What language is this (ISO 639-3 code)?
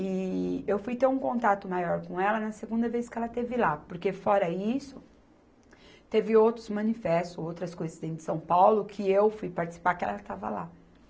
por